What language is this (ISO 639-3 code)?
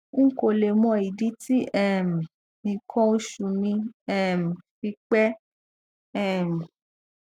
yor